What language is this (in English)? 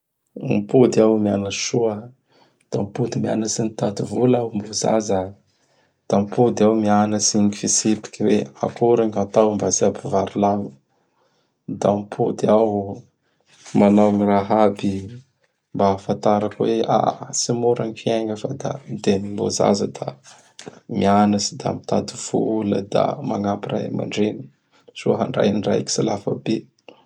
Bara Malagasy